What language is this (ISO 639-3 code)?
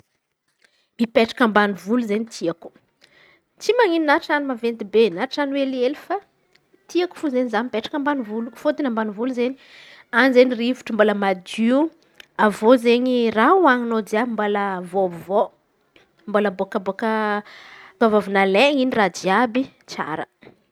xmv